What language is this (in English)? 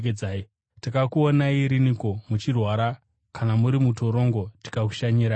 Shona